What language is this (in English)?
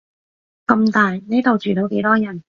Cantonese